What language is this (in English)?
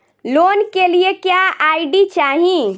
Bhojpuri